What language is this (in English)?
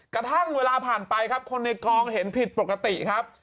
Thai